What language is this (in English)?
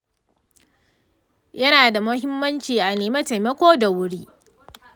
Hausa